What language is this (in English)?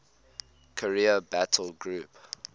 English